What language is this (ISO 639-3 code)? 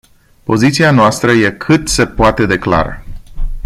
ron